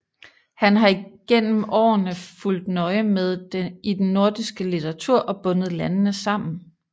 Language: Danish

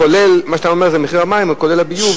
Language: Hebrew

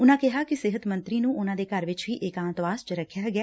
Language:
Punjabi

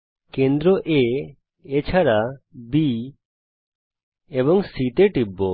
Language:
Bangla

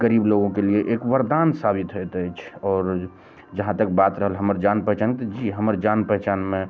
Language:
Maithili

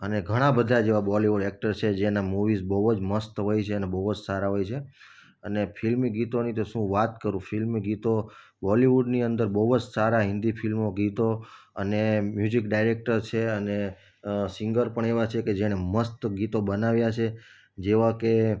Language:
Gujarati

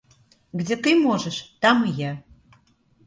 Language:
Russian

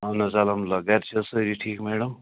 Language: Kashmiri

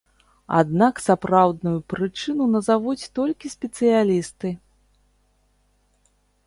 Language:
Belarusian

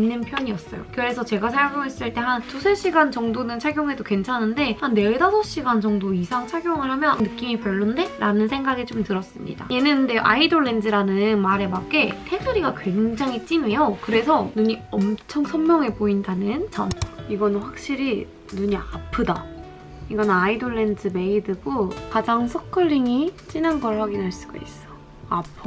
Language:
Korean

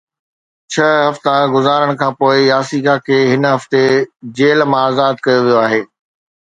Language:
Sindhi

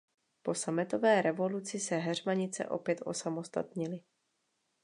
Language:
Czech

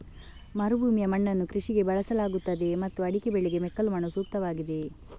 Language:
Kannada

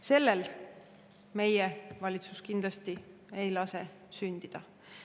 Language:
Estonian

